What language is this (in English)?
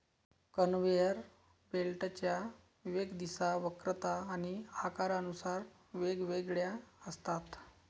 Marathi